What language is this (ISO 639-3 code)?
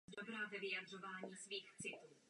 ces